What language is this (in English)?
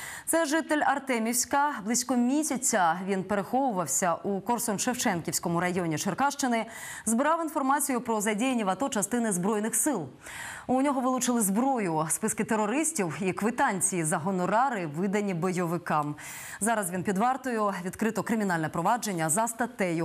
Ukrainian